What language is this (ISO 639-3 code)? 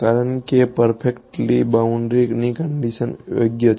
guj